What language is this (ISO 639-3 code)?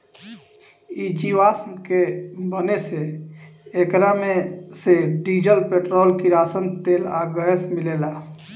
bho